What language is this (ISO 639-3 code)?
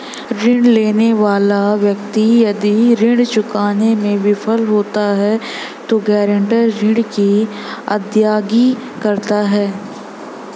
hin